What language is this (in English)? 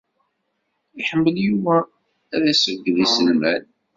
Kabyle